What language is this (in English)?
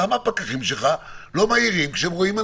Hebrew